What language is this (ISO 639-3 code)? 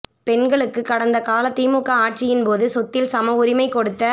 tam